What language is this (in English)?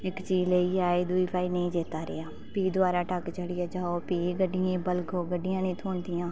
Dogri